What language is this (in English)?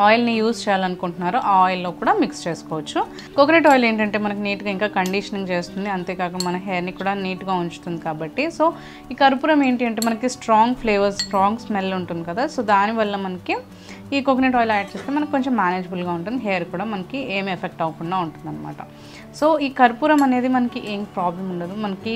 Telugu